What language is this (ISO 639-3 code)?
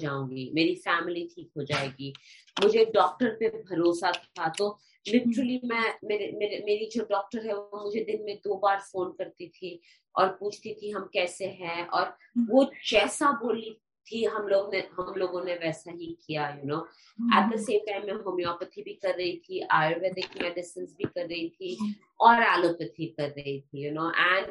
hin